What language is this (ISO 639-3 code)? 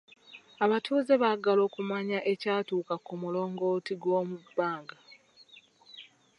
lug